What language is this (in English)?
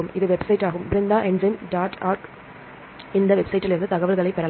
Tamil